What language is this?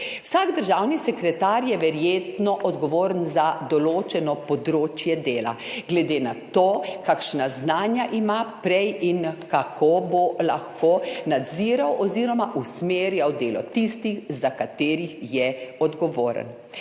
Slovenian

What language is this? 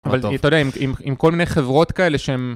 Hebrew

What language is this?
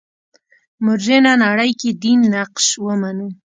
Pashto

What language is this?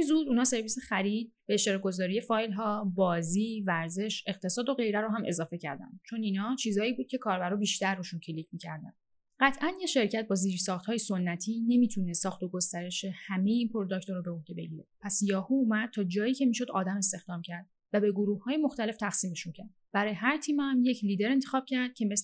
Persian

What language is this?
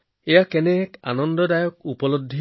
Assamese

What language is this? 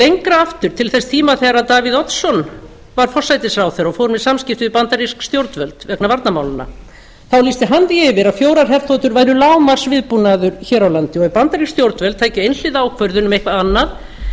Icelandic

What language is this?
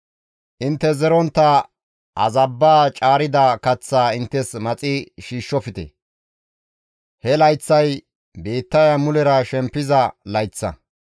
Gamo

